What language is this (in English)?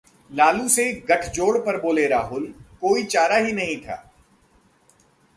Hindi